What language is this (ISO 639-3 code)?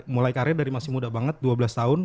ind